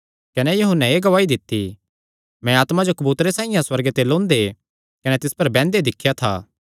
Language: Kangri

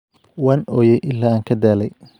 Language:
Somali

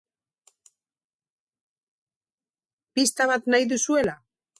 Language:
Basque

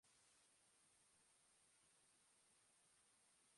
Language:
Basque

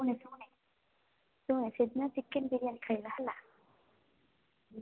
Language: Odia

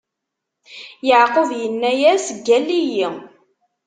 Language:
Kabyle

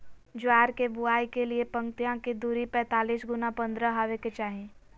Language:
Magahi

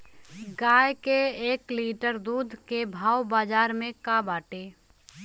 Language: Bhojpuri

